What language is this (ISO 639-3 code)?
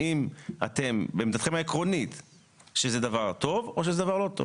heb